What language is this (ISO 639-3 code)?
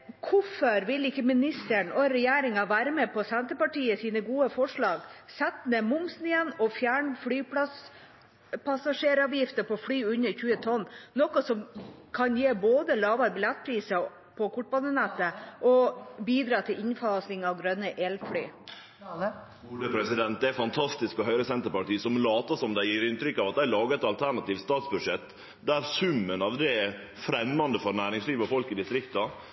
nor